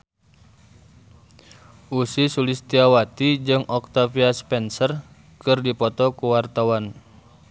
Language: Sundanese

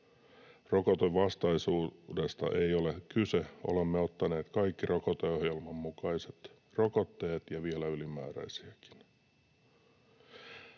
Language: Finnish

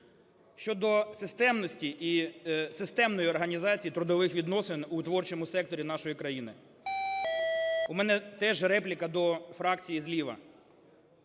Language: Ukrainian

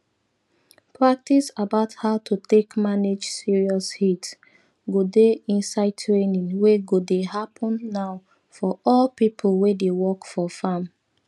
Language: Nigerian Pidgin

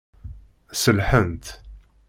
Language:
Kabyle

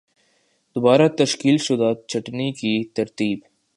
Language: Urdu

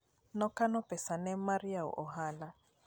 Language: Luo (Kenya and Tanzania)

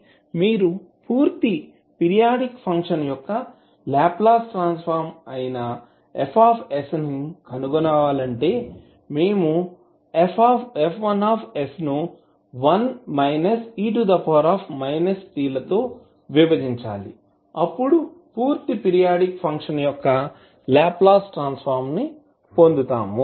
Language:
Telugu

